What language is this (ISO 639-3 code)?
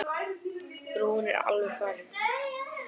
isl